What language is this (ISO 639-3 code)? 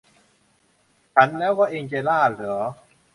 tha